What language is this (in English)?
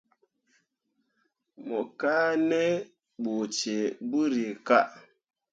Mundang